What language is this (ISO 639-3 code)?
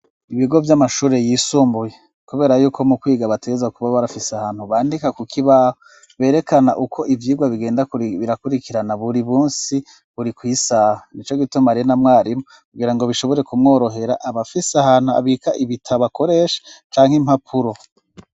run